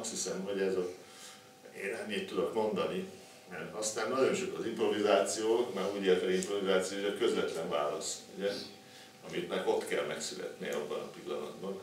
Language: Hungarian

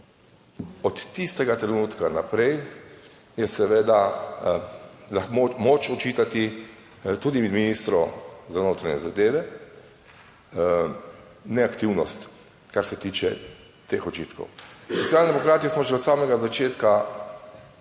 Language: Slovenian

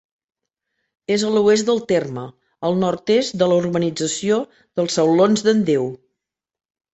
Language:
Catalan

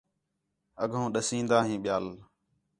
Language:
Khetrani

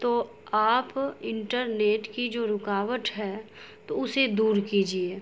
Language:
Urdu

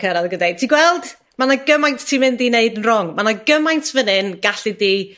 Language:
Welsh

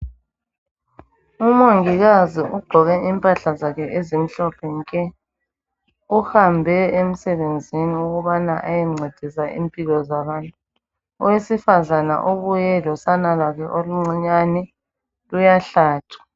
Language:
North Ndebele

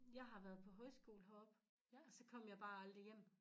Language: Danish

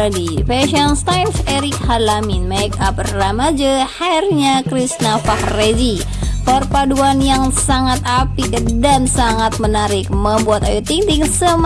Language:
Indonesian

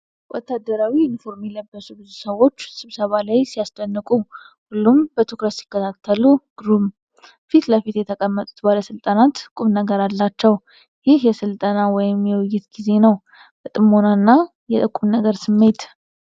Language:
Amharic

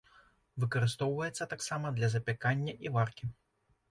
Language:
Belarusian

